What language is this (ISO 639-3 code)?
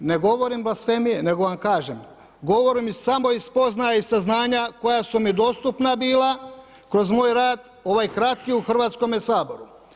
hrv